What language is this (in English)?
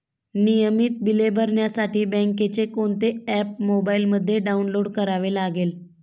Marathi